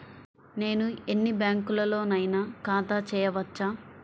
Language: Telugu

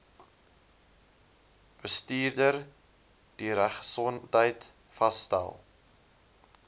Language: Afrikaans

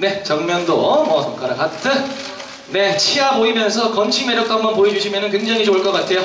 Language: Korean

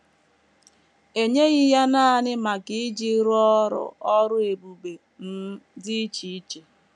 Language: Igbo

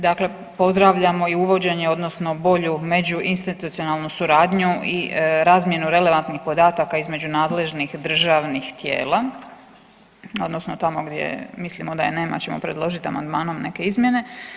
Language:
Croatian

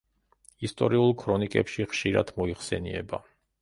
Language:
Georgian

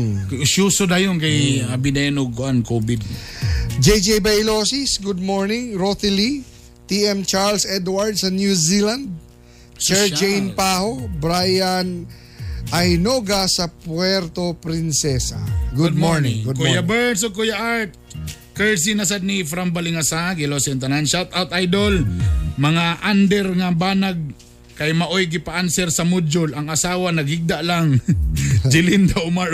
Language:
Filipino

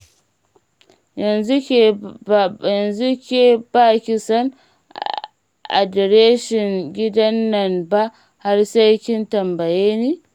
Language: Hausa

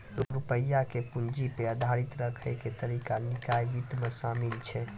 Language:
Maithili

